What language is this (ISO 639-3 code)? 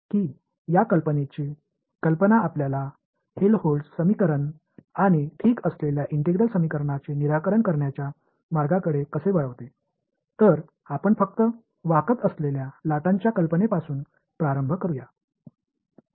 tam